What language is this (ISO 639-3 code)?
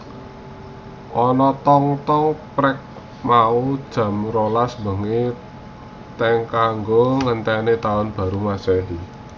jav